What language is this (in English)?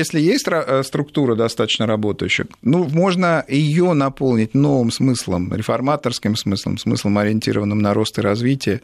Russian